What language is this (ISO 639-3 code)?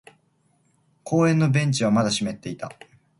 jpn